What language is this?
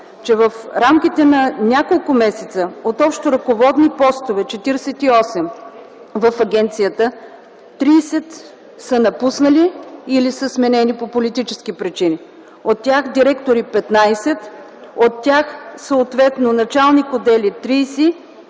Bulgarian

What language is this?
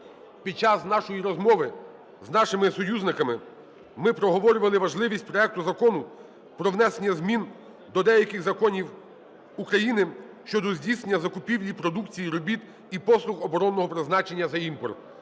Ukrainian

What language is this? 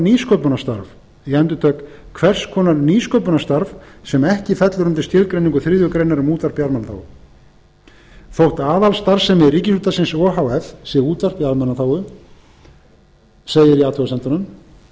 Icelandic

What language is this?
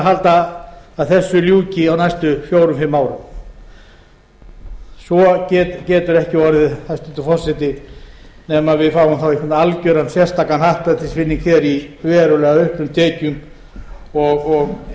Icelandic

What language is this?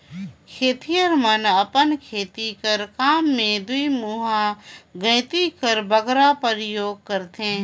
Chhattisgarhi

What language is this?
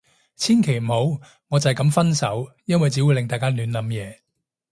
Cantonese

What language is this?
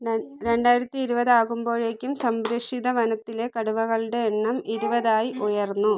Malayalam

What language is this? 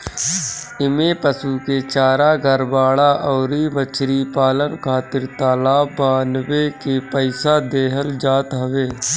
Bhojpuri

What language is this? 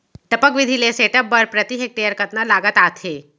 Chhattisgarhi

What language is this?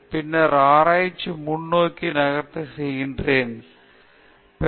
Tamil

